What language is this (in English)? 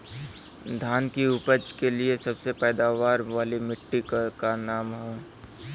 Bhojpuri